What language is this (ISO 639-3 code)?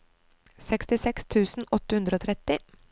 nor